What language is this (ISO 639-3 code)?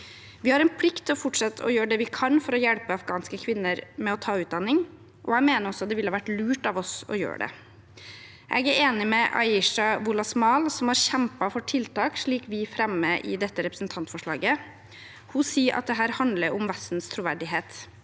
nor